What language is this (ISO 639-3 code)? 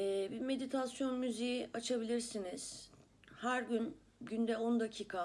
tur